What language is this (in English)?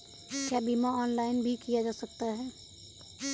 Hindi